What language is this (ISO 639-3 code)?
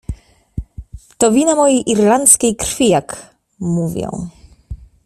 pol